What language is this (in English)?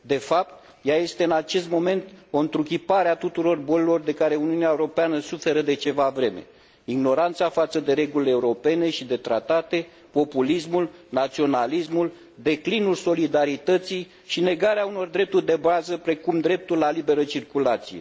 Romanian